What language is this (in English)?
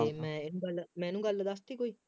Punjabi